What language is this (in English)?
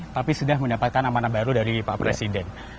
Indonesian